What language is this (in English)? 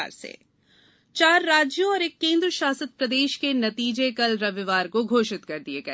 Hindi